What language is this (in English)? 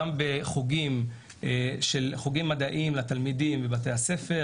Hebrew